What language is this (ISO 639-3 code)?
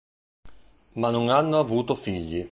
ita